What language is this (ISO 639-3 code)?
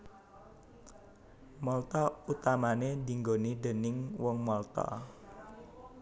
jav